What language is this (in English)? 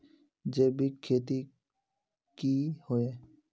Magahi